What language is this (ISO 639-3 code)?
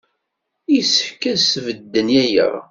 kab